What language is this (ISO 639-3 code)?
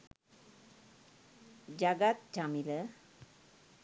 sin